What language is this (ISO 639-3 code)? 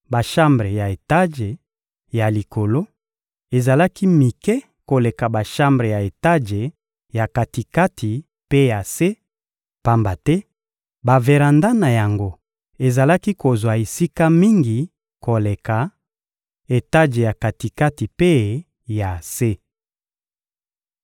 lin